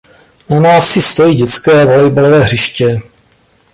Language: Czech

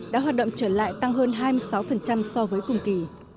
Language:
Vietnamese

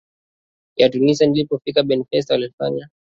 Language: Swahili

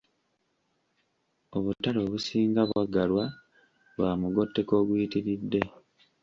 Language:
Ganda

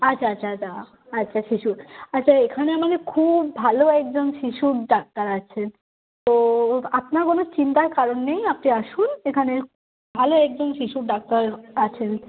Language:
Bangla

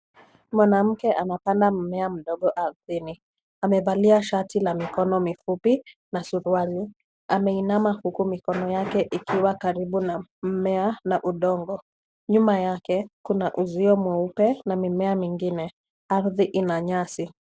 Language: Swahili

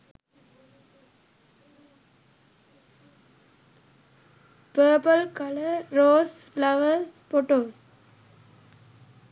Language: Sinhala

